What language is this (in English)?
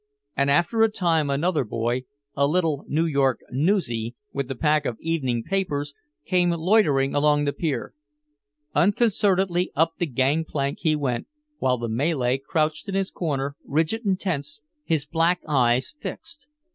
English